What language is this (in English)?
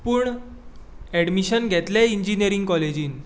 Konkani